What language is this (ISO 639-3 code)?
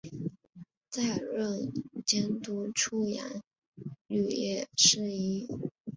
zho